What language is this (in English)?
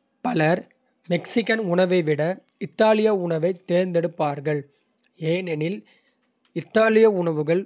Kota (India)